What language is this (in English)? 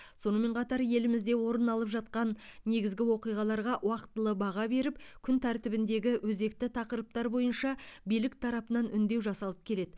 Kazakh